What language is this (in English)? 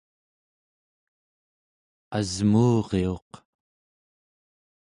Central Yupik